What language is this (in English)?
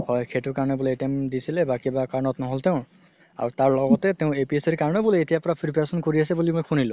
Assamese